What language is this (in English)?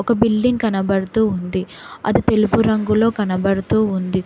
Telugu